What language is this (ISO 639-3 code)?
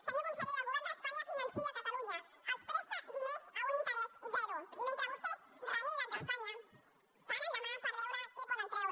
cat